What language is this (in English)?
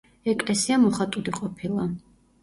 Georgian